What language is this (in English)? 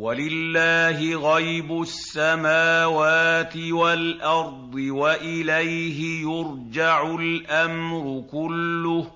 Arabic